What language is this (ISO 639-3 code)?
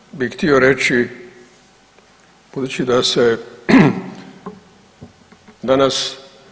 hrv